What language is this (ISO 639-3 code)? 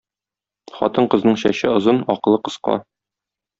tat